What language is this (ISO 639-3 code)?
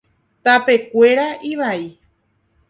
grn